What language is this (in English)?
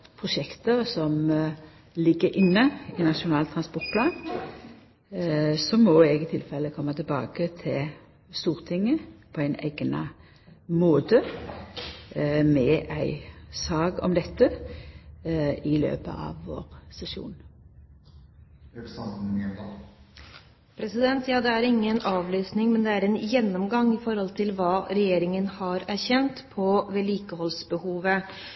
Norwegian